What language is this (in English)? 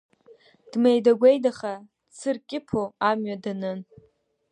Abkhazian